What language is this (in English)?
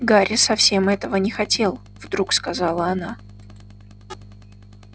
Russian